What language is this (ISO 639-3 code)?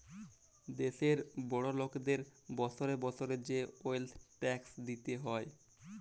ben